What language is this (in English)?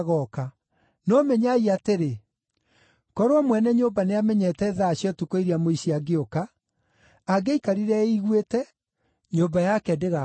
Kikuyu